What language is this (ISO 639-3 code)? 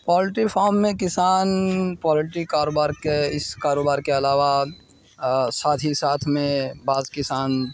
urd